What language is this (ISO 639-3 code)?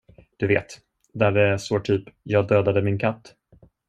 swe